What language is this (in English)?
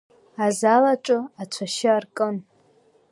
Abkhazian